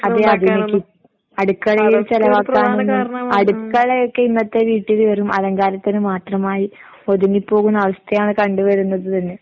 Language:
Malayalam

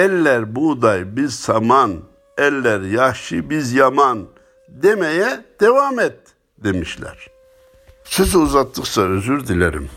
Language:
Turkish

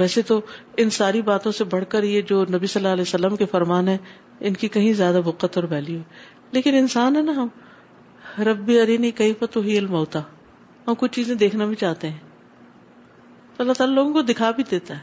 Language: Urdu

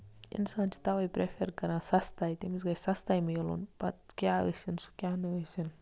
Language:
Kashmiri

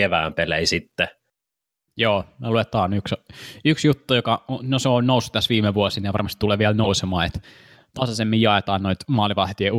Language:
Finnish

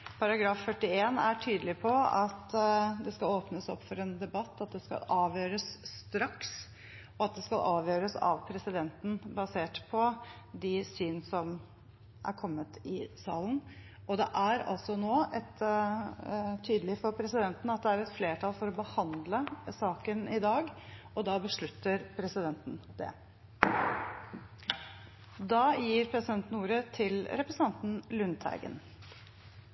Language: Norwegian Bokmål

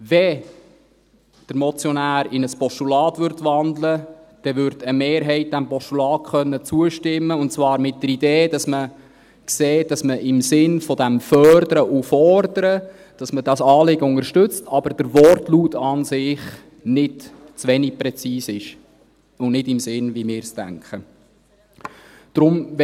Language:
Swiss German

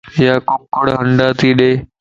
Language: Lasi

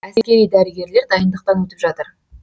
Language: Kazakh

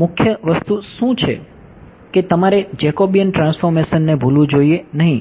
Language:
Gujarati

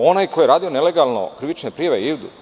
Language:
Serbian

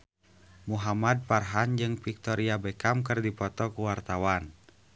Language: Sundanese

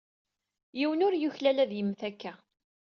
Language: Kabyle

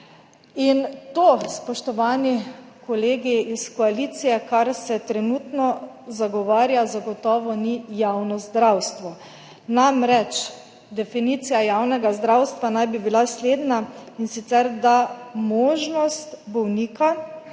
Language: Slovenian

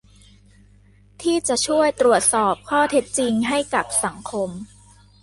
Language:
Thai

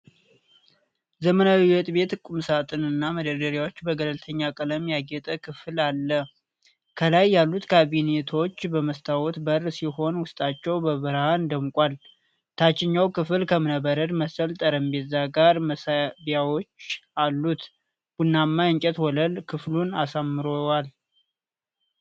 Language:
Amharic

